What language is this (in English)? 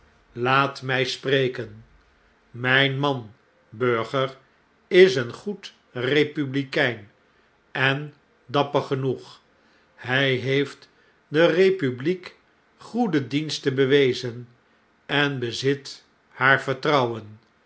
Dutch